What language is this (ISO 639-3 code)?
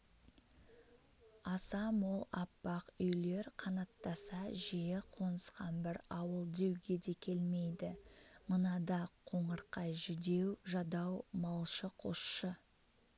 kaz